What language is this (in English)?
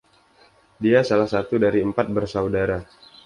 Indonesian